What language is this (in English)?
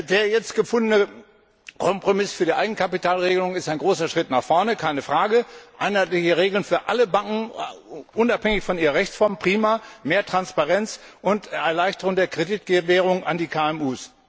German